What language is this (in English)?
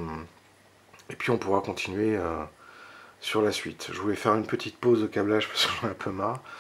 French